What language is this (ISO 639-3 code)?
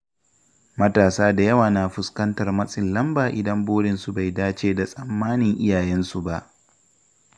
hau